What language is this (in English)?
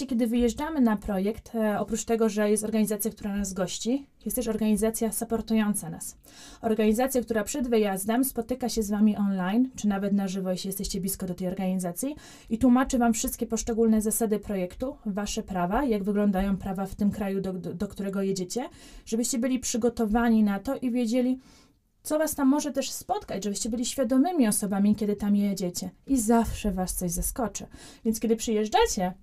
Polish